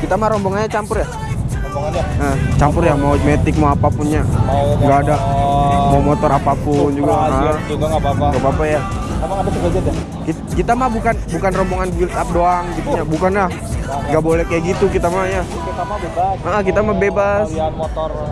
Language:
Indonesian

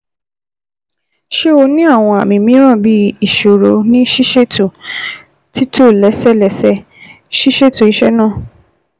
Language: Yoruba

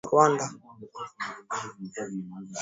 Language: Swahili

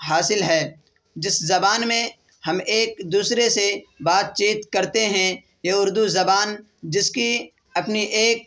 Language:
Urdu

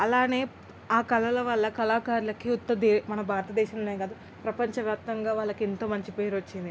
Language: Telugu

